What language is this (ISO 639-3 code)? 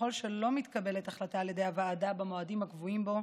heb